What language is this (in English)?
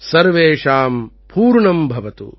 Tamil